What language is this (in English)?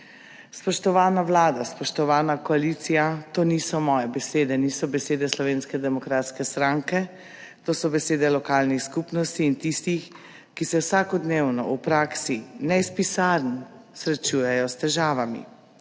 Slovenian